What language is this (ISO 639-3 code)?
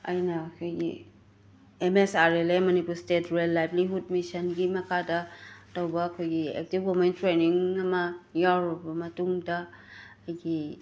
mni